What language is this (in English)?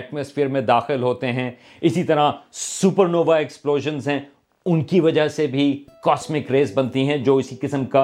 Urdu